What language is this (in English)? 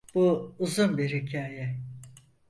Turkish